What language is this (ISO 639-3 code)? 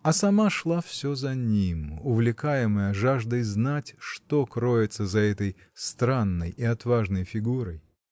rus